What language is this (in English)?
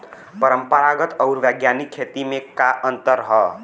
Bhojpuri